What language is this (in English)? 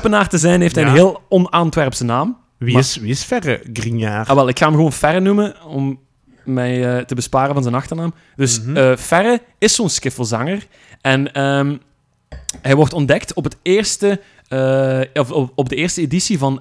Dutch